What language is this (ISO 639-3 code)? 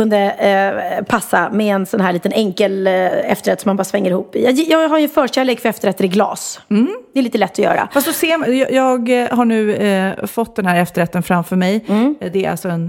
swe